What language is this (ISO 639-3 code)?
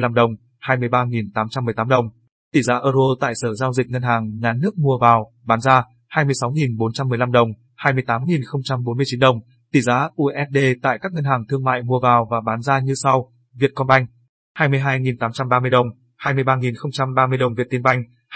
vie